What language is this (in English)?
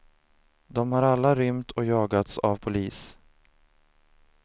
Swedish